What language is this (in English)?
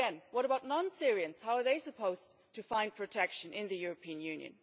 English